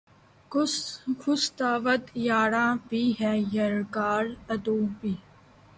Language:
Urdu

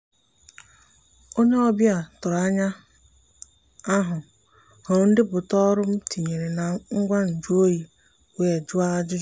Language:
Igbo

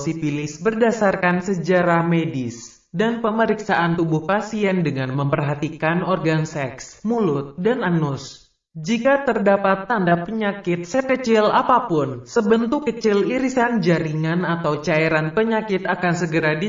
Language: Indonesian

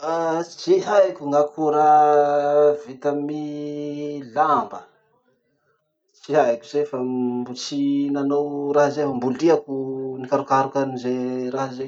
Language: Masikoro Malagasy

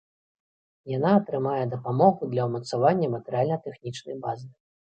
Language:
Belarusian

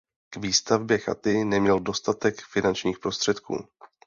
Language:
Czech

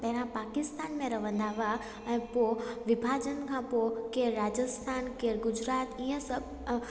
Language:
Sindhi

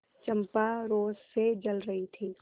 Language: Hindi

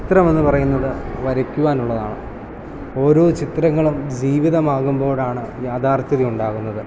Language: Malayalam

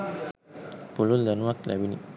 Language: Sinhala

